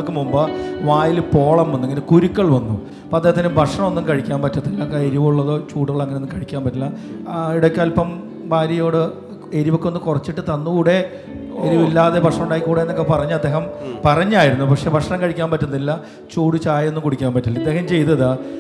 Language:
Malayalam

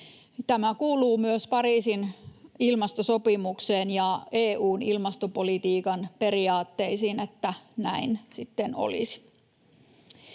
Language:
Finnish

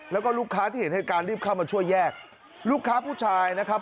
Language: Thai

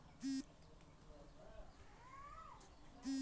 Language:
Magahi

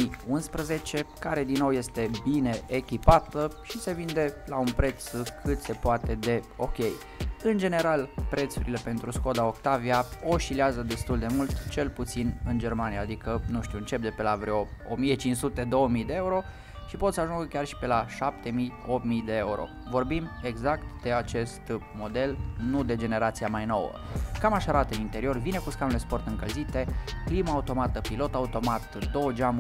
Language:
Romanian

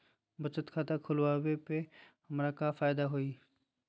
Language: Magahi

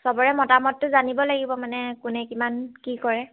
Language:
Assamese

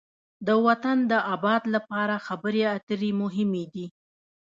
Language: Pashto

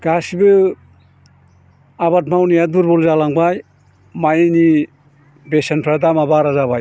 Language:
Bodo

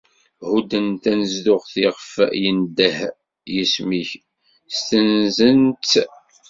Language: Kabyle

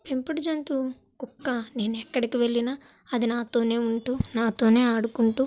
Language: Telugu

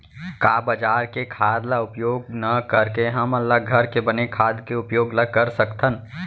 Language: Chhattisgarhi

